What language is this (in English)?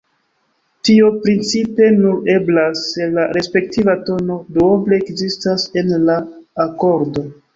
Esperanto